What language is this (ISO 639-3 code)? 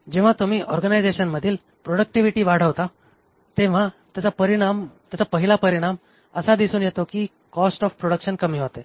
mar